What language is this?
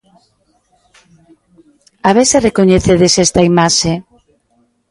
Galician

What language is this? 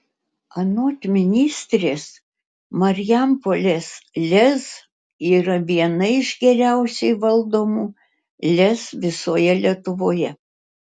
Lithuanian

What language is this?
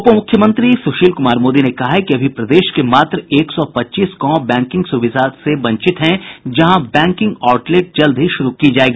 Hindi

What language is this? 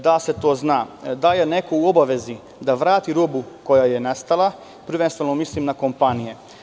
Serbian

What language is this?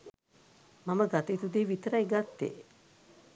Sinhala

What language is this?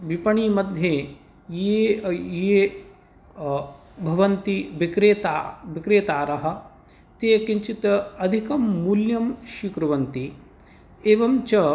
Sanskrit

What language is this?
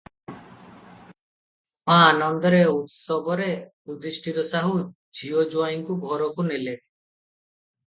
Odia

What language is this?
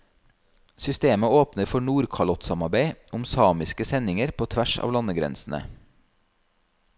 Norwegian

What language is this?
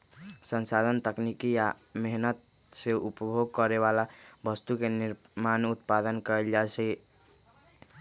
Magahi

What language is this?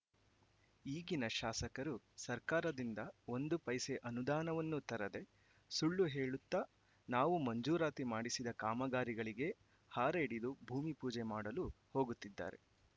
Kannada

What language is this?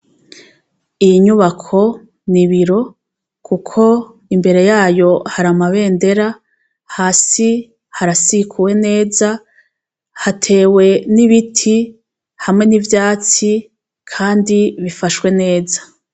Rundi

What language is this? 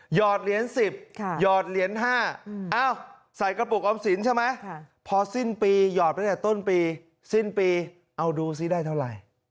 Thai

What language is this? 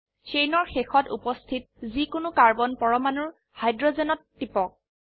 Assamese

